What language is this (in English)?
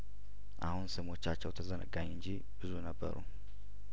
Amharic